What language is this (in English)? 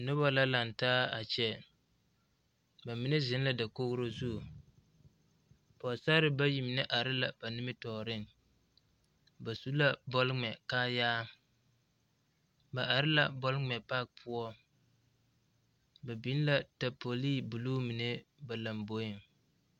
Southern Dagaare